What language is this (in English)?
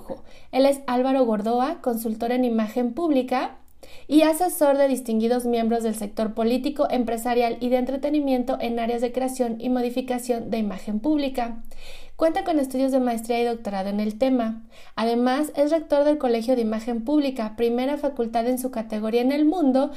Spanish